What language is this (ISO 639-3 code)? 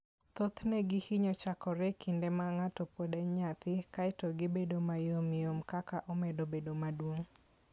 luo